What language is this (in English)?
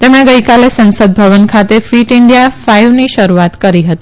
Gujarati